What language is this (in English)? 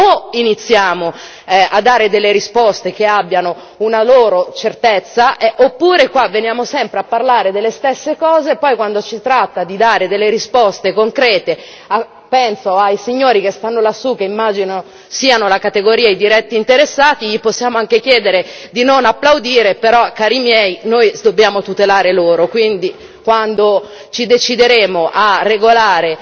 Italian